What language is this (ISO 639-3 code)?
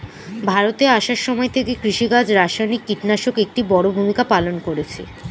ben